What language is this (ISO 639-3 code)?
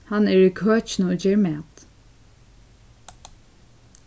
fao